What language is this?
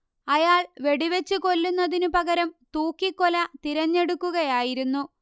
Malayalam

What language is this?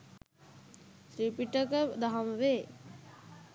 Sinhala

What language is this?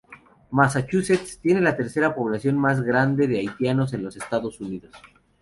Spanish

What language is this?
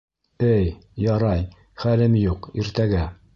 Bashkir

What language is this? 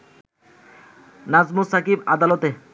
Bangla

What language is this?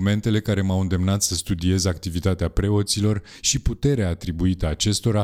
Romanian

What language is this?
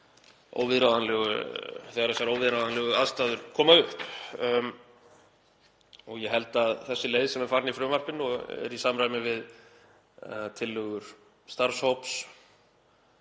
Icelandic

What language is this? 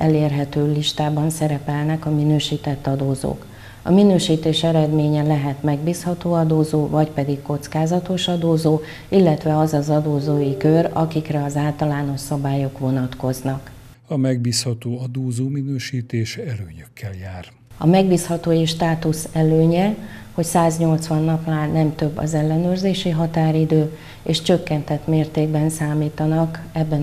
Hungarian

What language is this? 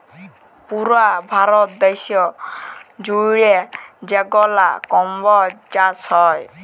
Bangla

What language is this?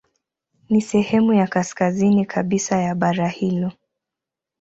Swahili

